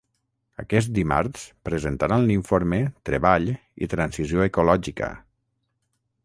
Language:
Catalan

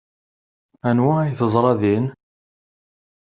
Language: Kabyle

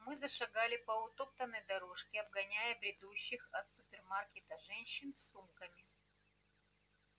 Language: Russian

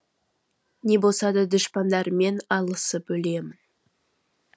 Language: Kazakh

